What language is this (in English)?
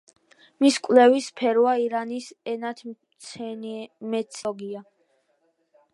Georgian